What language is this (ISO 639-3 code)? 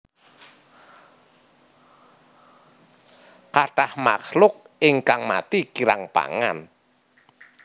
jav